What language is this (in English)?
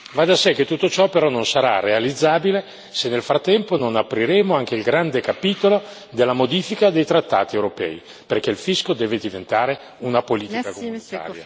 Italian